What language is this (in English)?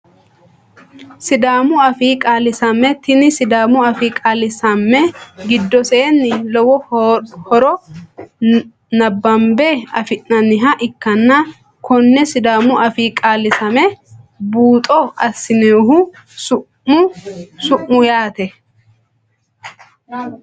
Sidamo